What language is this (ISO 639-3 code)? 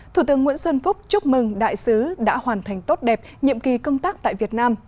vie